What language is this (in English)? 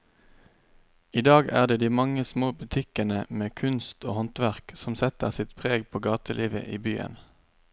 Norwegian